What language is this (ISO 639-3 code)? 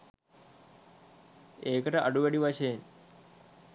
sin